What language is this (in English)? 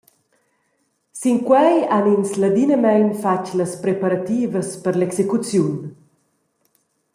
Romansh